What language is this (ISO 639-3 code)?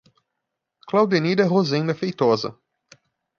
por